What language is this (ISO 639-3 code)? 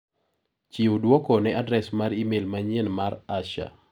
luo